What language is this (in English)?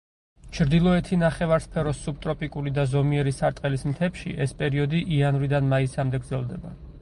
Georgian